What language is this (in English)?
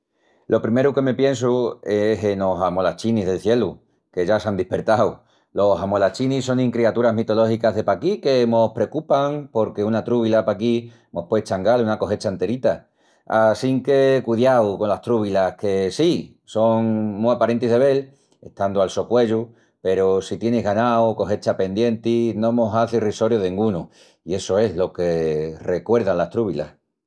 Extremaduran